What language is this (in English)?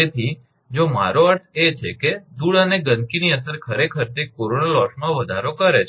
Gujarati